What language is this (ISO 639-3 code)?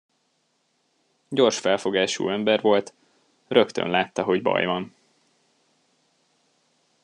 hun